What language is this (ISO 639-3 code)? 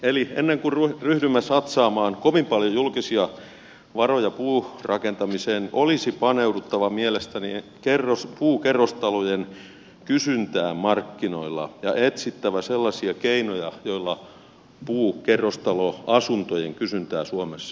fin